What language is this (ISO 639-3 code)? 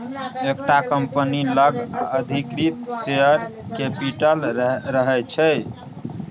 mai